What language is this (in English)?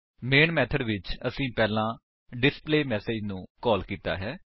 Punjabi